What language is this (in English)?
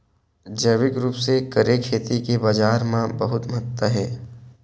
Chhattisgarhi